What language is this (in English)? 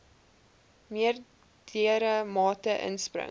Afrikaans